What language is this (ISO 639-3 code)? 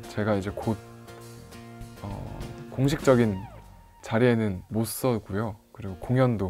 kor